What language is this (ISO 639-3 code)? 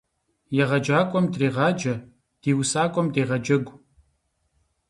kbd